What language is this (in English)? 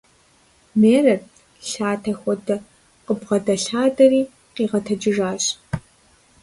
Kabardian